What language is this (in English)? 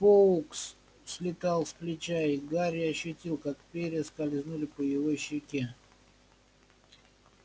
Russian